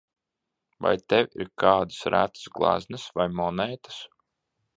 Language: Latvian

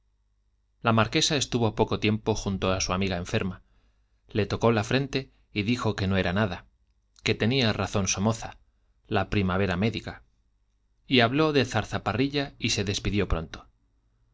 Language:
Spanish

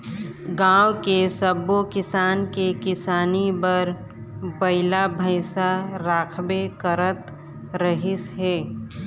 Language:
Chhattisgarhi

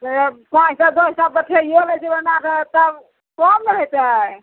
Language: Maithili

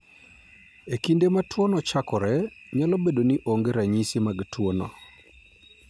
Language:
Luo (Kenya and Tanzania)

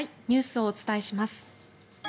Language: Japanese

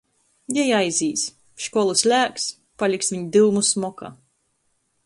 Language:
Latgalian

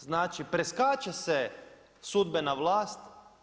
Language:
Croatian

